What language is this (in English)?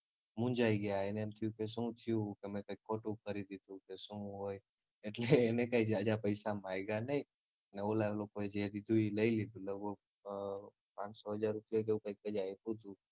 Gujarati